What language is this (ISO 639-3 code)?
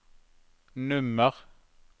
nor